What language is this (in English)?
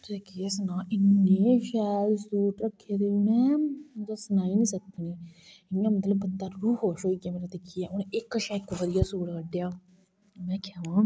Dogri